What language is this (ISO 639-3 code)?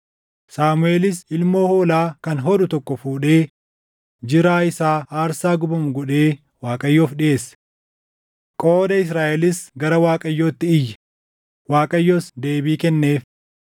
orm